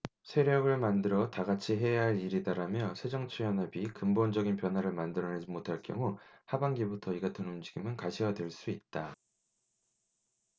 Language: Korean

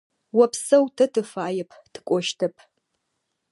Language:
Adyghe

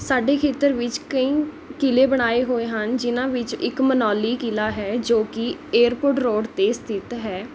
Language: Punjabi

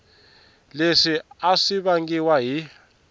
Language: Tsonga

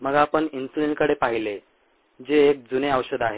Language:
Marathi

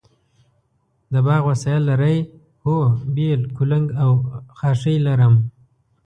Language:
Pashto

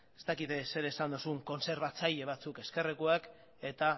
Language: Basque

